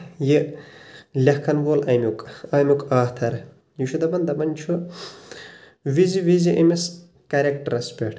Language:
Kashmiri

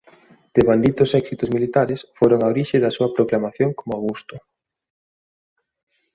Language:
Galician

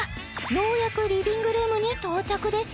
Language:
Japanese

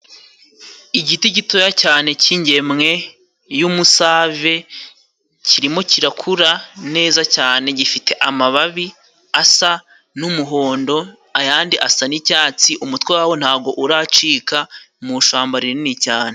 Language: Kinyarwanda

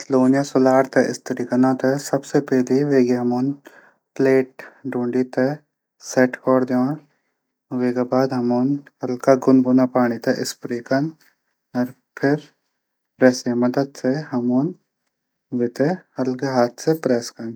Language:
Garhwali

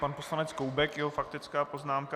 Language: Czech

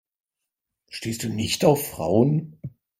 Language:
German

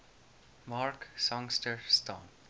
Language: Afrikaans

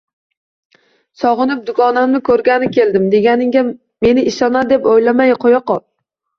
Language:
Uzbek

